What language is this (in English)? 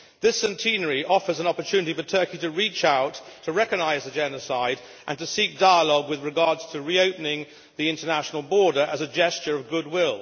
English